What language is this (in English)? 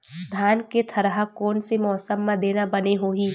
Chhattisgarhi